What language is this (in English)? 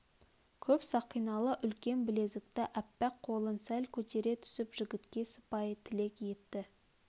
Kazakh